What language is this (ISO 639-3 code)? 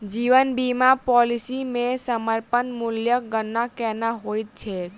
mai